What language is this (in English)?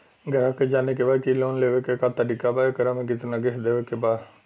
Bhojpuri